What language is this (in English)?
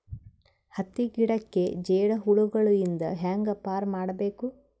Kannada